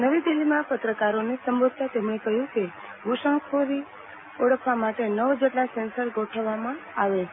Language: Gujarati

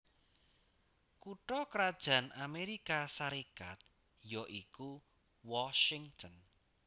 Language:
Javanese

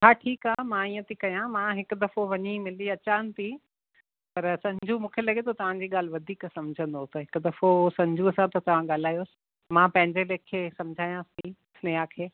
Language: Sindhi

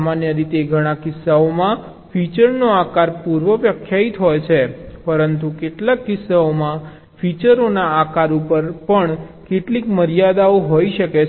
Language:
Gujarati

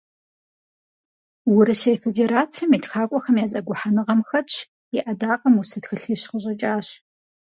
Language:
Kabardian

